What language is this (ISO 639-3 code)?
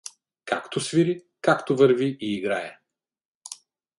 bul